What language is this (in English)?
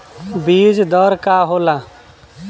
Bhojpuri